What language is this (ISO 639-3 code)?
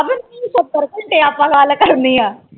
pan